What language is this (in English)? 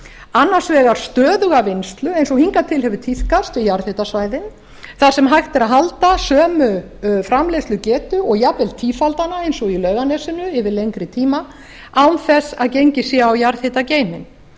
Icelandic